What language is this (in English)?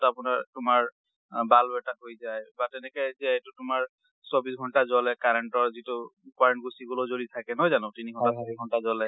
Assamese